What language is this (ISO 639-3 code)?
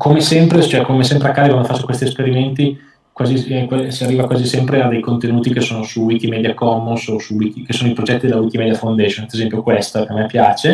ita